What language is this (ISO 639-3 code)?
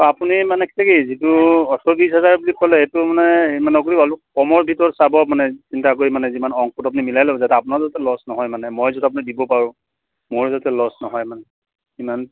asm